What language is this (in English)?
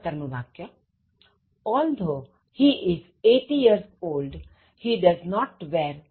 Gujarati